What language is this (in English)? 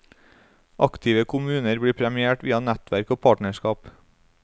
Norwegian